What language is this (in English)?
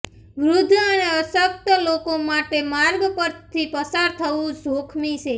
Gujarati